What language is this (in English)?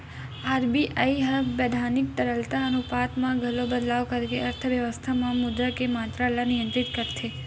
Chhattisgarhi